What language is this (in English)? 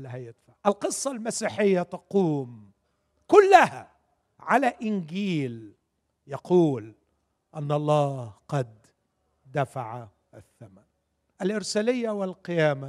Arabic